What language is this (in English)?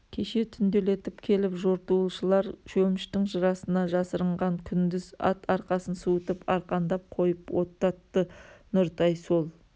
Kazakh